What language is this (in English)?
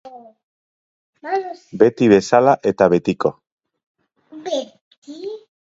Basque